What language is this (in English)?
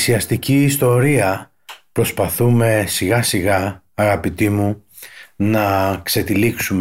Greek